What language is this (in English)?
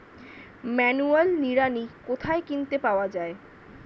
Bangla